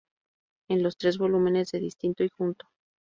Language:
Spanish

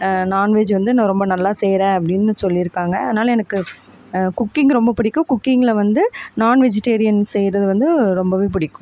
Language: Tamil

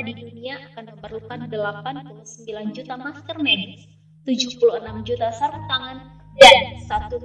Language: Indonesian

